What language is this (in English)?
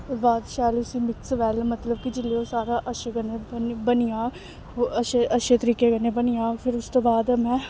Dogri